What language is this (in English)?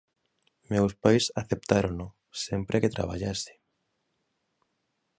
Galician